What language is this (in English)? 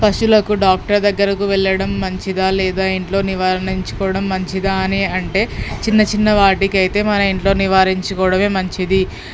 Telugu